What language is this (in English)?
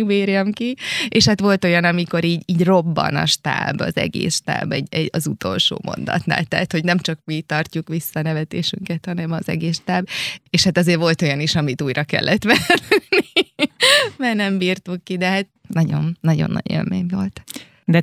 Hungarian